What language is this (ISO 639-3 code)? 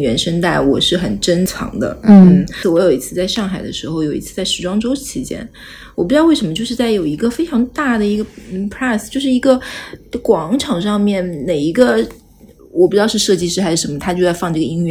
zho